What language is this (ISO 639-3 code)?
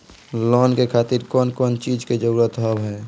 mai